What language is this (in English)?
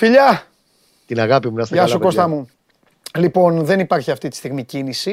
Greek